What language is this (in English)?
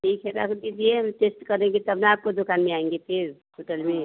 Hindi